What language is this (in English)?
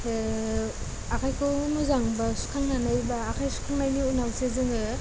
Bodo